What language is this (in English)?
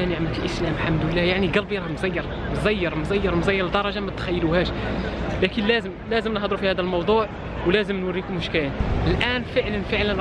Arabic